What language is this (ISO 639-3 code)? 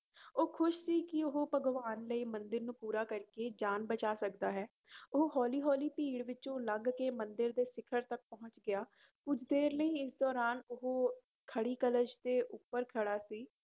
pan